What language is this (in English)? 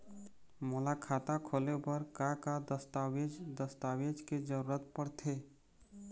Chhattisgarhi